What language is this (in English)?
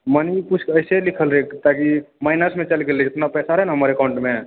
Maithili